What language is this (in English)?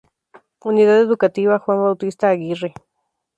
Spanish